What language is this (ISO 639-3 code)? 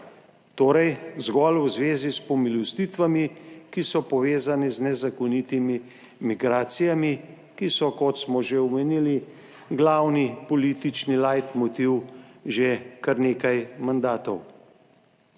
slv